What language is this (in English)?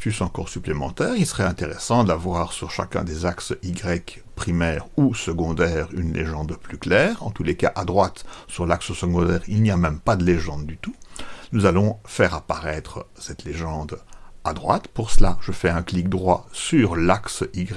French